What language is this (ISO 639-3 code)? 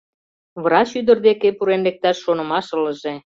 chm